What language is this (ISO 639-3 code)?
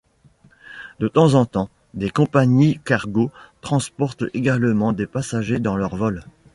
fra